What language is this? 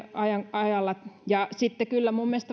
Finnish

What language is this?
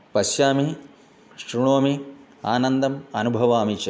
Sanskrit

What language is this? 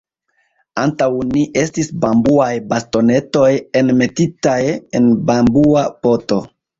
Esperanto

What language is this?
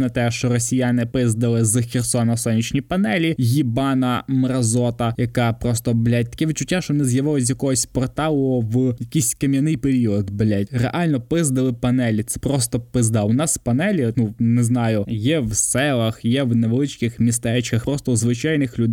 Ukrainian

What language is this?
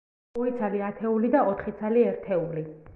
Georgian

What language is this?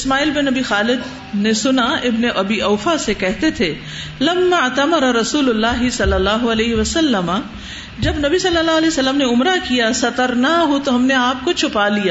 Urdu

